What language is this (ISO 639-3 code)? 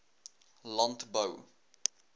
afr